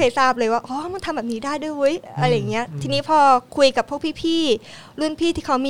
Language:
Thai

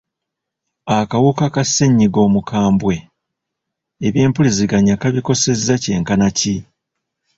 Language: Ganda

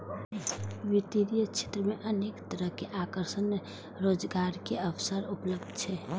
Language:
Maithili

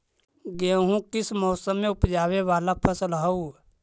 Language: Magahi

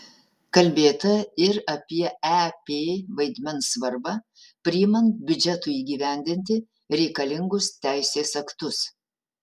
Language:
Lithuanian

